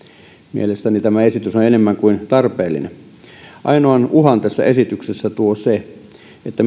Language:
Finnish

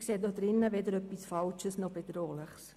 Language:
Swiss German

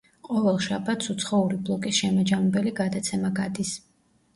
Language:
Georgian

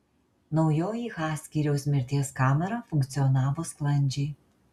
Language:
Lithuanian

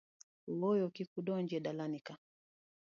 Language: Luo (Kenya and Tanzania)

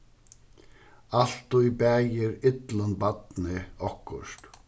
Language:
Faroese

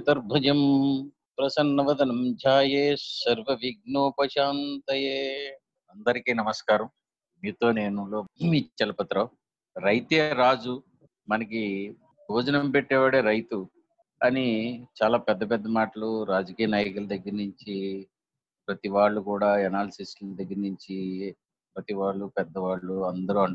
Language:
Telugu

